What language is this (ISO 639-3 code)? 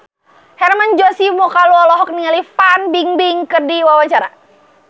sun